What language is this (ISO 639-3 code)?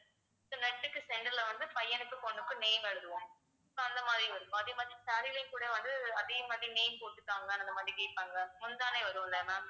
tam